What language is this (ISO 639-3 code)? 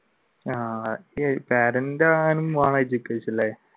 mal